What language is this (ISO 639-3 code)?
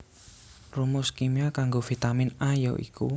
jav